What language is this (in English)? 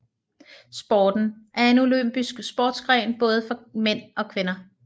Danish